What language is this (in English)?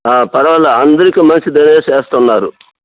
Telugu